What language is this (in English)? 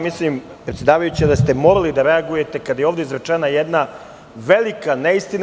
Serbian